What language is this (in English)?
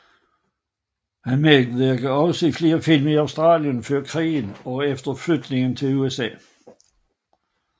Danish